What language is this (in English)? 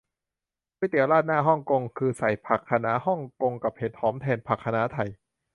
Thai